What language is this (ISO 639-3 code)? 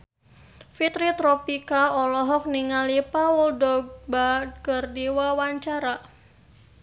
sun